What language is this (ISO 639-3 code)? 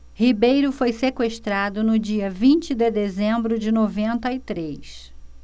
por